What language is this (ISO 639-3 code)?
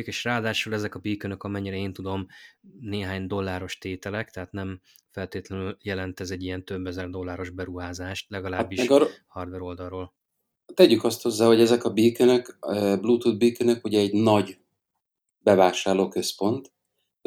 hun